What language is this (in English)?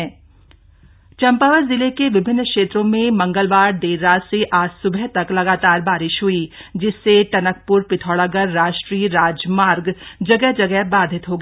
Hindi